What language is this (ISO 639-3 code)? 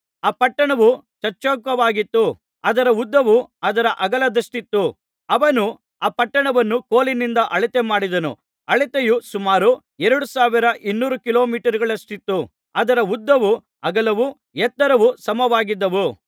kan